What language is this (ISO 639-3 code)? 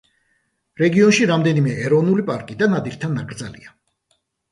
kat